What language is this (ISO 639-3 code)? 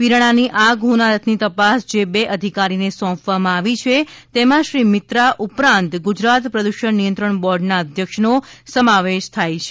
guj